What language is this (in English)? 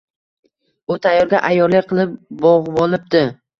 Uzbek